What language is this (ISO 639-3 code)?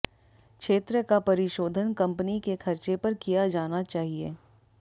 hin